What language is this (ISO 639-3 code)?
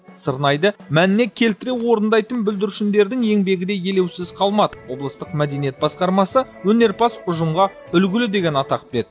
kaz